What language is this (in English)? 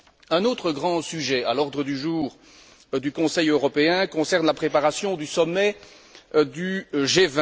French